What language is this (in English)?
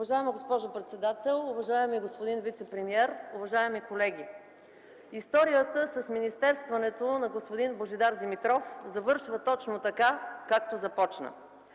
Bulgarian